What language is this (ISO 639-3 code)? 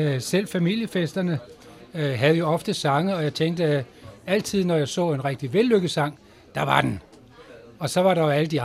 dan